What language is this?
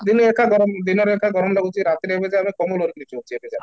Odia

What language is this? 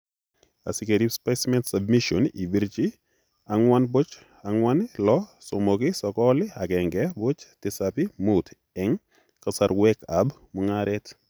Kalenjin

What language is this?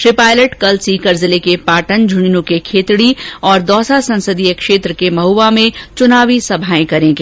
Hindi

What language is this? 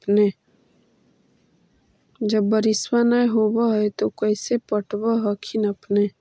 Magahi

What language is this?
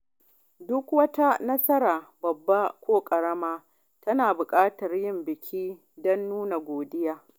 Hausa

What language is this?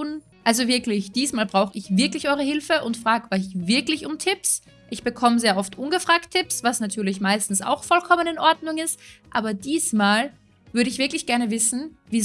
German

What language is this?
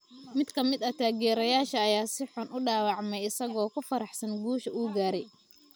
Somali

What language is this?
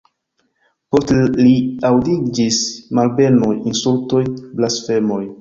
Esperanto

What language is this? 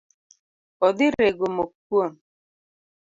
Luo (Kenya and Tanzania)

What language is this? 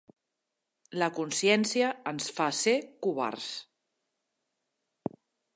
Catalan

